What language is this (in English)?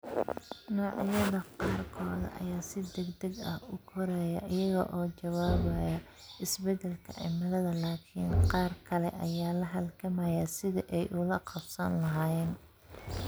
Somali